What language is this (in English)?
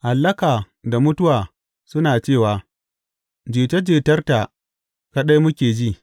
Hausa